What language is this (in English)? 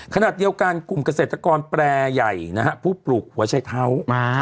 Thai